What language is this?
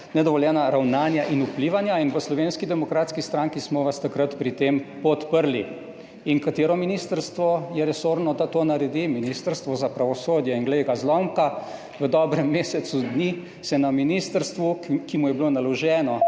Slovenian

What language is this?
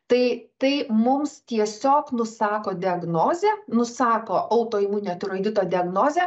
Lithuanian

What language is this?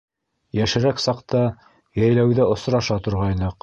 Bashkir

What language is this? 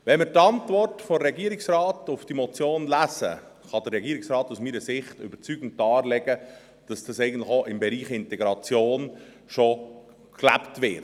Swiss German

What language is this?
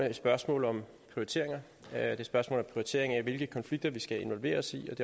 Danish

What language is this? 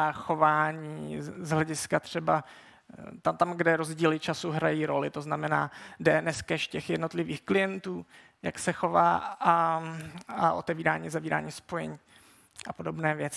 Czech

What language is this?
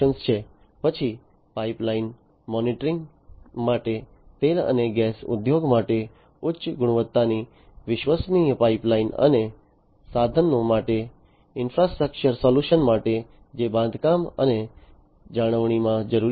Gujarati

